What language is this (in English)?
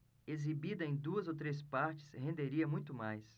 Portuguese